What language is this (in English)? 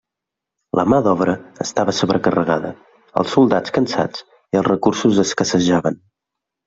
Catalan